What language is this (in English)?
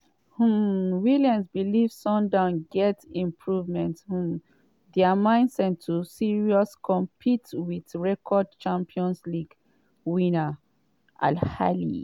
Nigerian Pidgin